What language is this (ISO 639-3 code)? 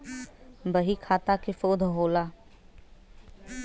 bho